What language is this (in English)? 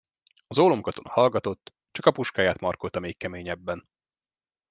Hungarian